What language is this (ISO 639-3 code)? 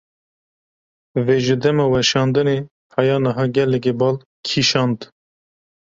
kur